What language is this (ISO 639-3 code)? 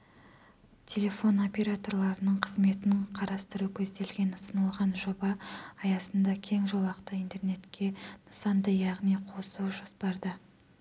kaz